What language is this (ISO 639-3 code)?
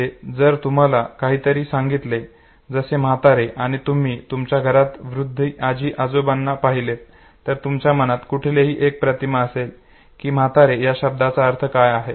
mar